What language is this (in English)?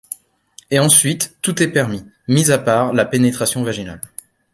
French